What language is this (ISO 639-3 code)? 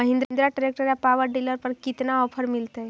mag